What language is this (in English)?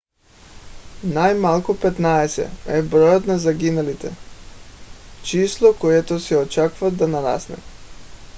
Bulgarian